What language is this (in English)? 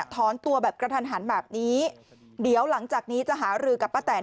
Thai